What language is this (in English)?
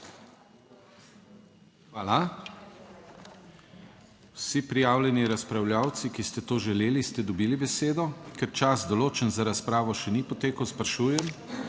Slovenian